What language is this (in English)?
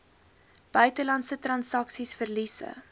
Afrikaans